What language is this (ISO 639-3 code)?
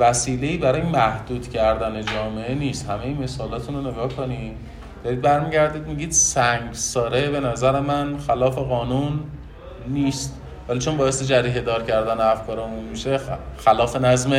fas